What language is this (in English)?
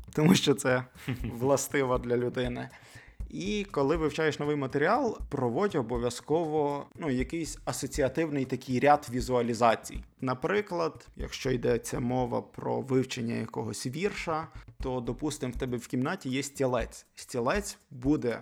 Ukrainian